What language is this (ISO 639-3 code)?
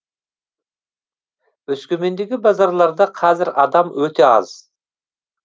kaz